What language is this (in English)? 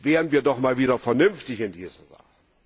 German